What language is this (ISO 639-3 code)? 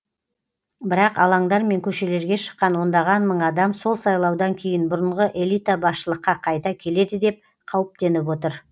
kaz